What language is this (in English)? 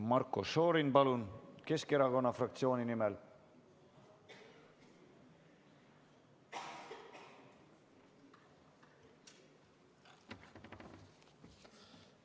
Estonian